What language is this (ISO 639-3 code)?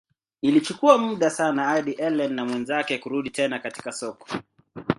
swa